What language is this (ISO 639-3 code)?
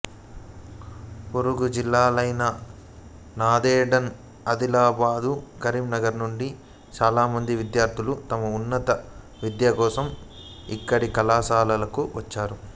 tel